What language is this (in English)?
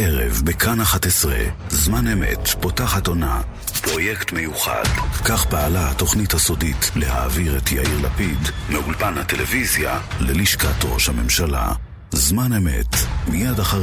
Hebrew